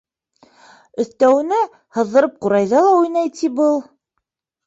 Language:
Bashkir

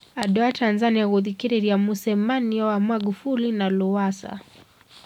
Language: Kikuyu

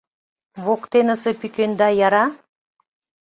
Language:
Mari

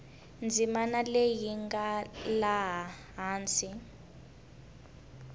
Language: Tsonga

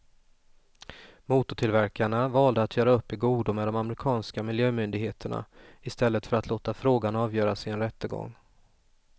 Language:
Swedish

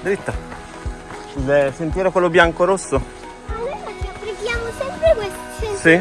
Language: Italian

